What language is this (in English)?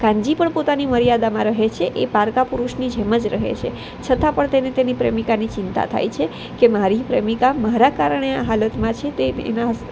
Gujarati